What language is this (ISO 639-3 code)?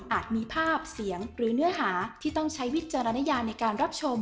tha